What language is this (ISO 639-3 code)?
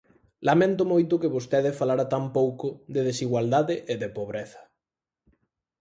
glg